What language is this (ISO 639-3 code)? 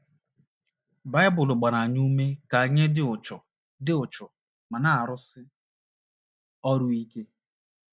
ibo